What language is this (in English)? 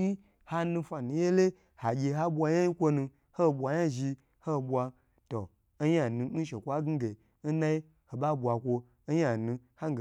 Gbagyi